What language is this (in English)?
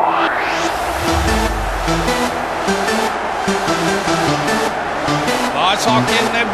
Norwegian